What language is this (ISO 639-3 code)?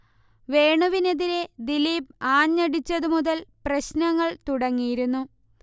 mal